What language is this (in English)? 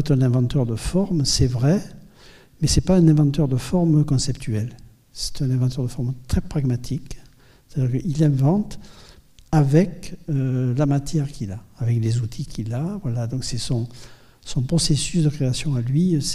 French